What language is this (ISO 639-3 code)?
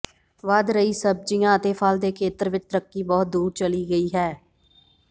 pan